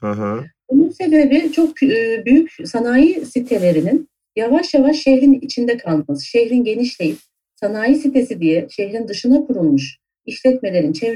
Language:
Turkish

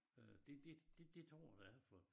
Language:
Danish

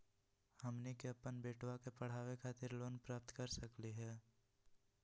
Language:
Magahi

